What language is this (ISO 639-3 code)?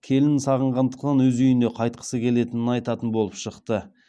kaz